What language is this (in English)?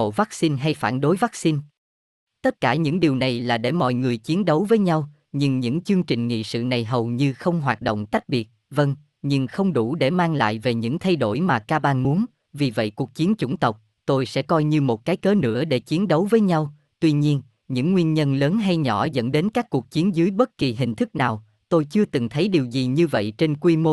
Vietnamese